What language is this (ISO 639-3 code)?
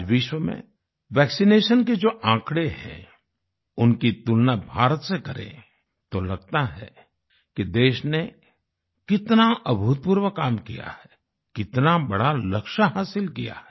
hin